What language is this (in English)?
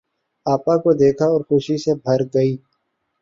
Urdu